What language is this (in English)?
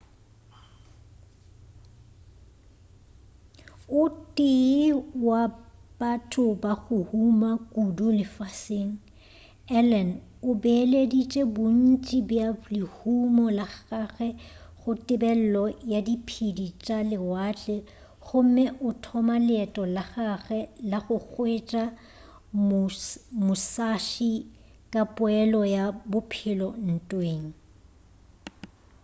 Northern Sotho